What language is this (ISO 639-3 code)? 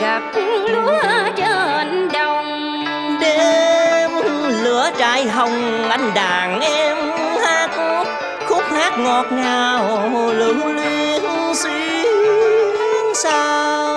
vie